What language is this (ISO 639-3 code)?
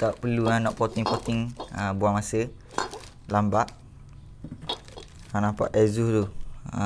msa